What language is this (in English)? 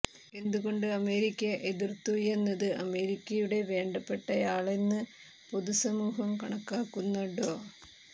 Malayalam